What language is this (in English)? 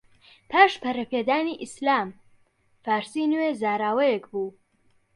Central Kurdish